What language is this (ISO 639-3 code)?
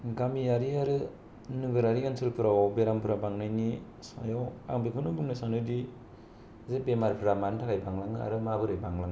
brx